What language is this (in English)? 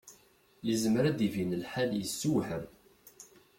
Kabyle